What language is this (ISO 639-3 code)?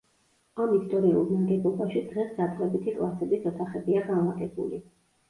kat